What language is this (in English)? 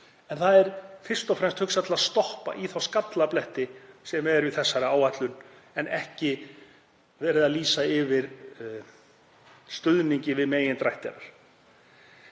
Icelandic